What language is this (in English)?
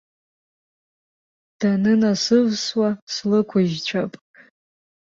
Abkhazian